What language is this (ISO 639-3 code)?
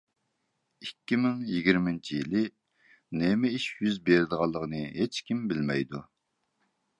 uig